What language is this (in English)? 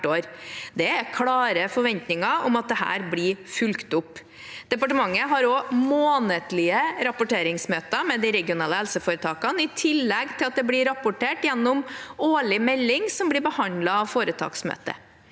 Norwegian